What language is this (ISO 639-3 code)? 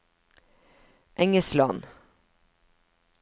nor